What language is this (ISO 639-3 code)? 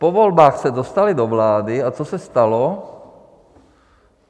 ces